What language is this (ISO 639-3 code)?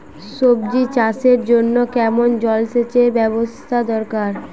ben